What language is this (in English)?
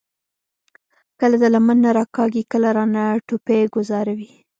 Pashto